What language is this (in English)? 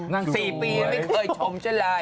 Thai